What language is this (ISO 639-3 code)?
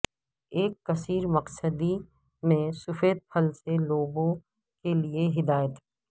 urd